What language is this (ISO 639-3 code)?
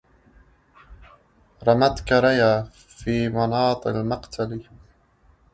ara